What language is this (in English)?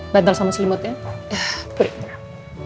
Indonesian